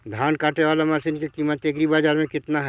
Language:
Magahi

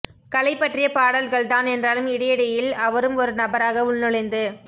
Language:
Tamil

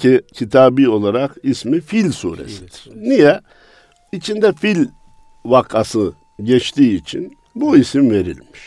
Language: Turkish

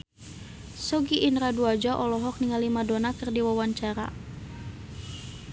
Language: Sundanese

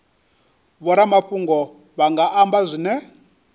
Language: Venda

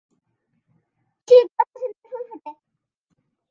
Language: Bangla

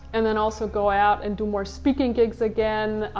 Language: English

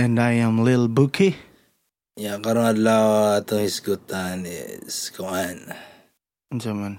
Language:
Filipino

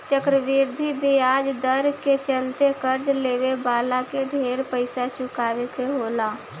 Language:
Bhojpuri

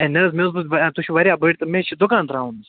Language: Kashmiri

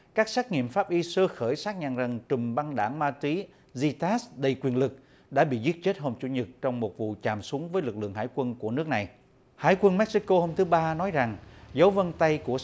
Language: Vietnamese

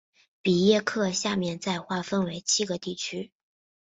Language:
Chinese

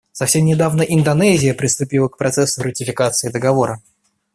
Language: Russian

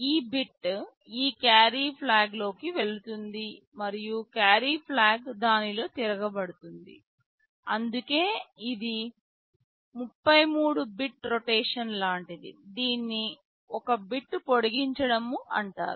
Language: Telugu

